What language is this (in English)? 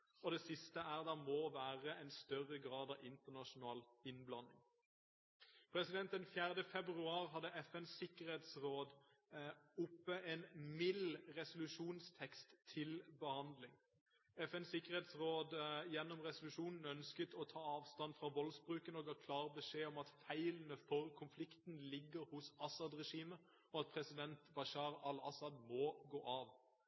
Norwegian Bokmål